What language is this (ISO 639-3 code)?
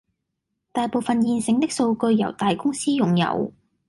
yue